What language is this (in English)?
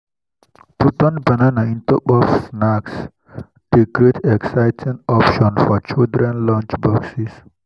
Nigerian Pidgin